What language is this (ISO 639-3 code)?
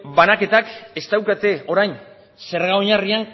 eus